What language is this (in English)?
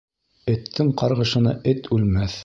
Bashkir